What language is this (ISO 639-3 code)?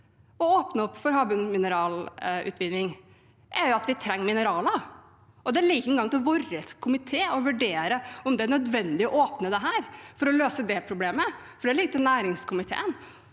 nor